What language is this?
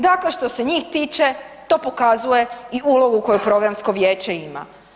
Croatian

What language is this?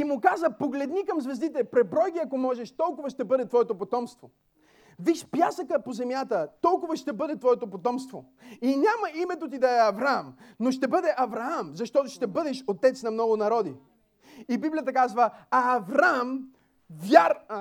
Bulgarian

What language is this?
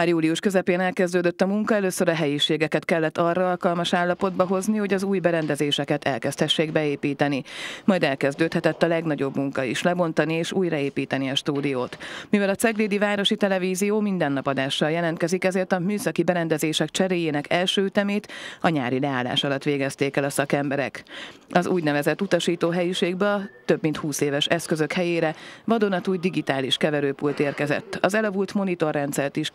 Hungarian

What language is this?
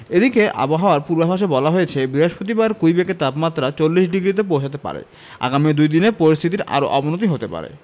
Bangla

